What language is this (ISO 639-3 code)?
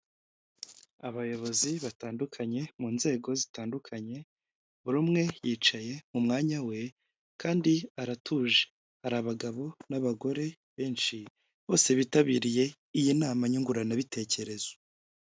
kin